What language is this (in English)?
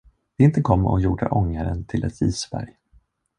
Swedish